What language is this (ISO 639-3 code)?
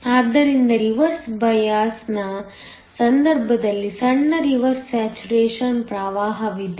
kan